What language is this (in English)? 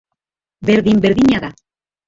Basque